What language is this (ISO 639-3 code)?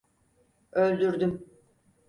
tur